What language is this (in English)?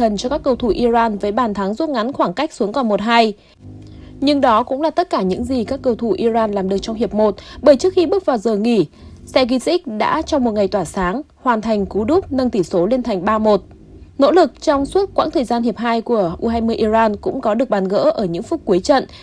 Vietnamese